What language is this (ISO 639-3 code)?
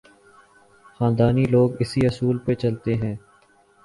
urd